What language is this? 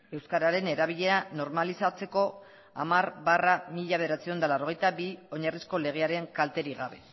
Basque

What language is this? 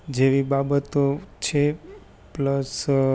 Gujarati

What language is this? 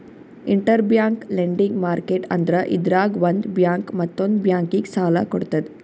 Kannada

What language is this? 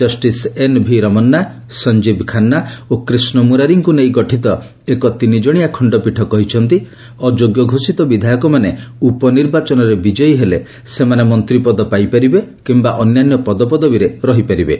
Odia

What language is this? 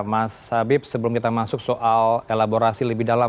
Indonesian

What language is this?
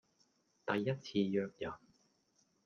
Cantonese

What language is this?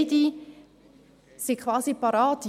Swiss German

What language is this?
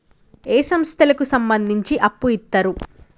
Telugu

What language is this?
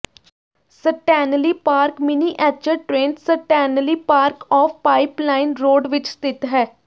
Punjabi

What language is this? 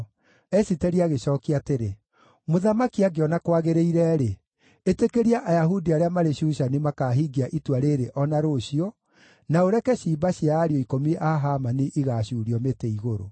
Kikuyu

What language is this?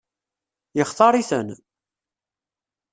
Kabyle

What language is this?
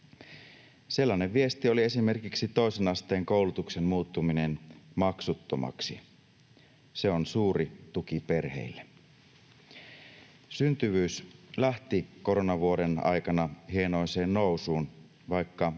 Finnish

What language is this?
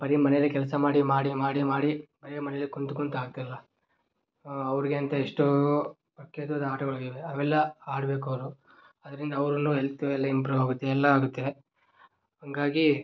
Kannada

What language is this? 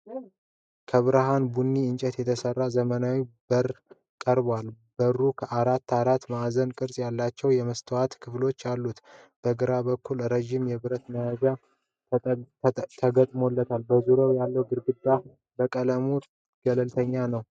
Amharic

